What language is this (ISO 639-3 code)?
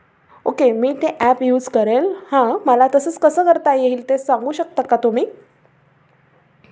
mar